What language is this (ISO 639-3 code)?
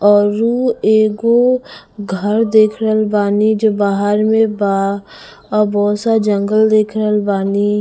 bho